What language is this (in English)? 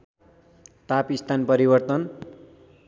Nepali